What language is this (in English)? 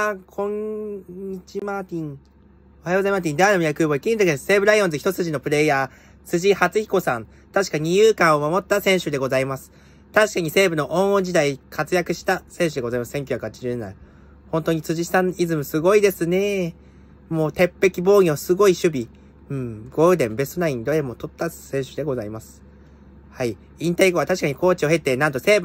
Japanese